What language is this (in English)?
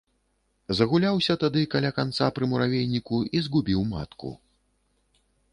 Belarusian